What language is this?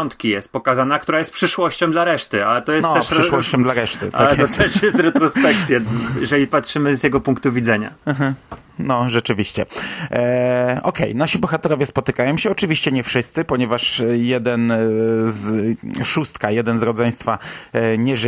Polish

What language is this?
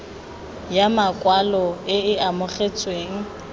Tswana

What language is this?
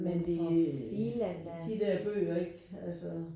Danish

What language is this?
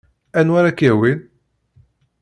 Kabyle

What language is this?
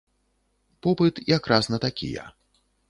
Belarusian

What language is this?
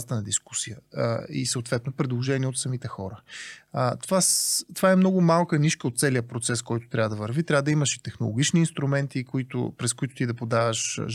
Bulgarian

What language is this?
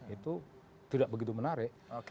Indonesian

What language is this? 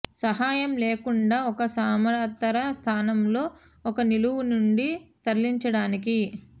Telugu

